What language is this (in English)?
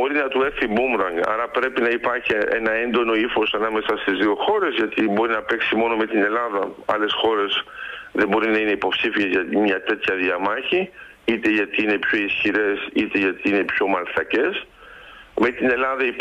Greek